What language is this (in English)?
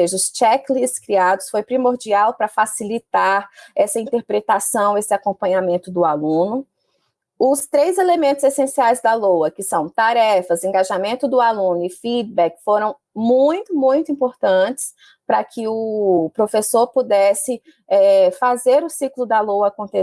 Portuguese